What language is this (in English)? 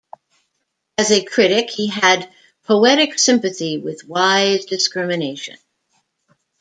English